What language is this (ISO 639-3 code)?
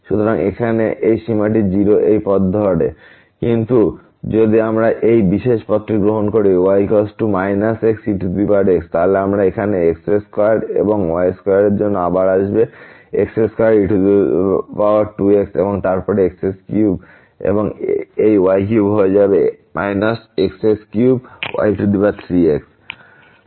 ben